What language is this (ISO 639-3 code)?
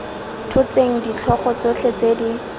tsn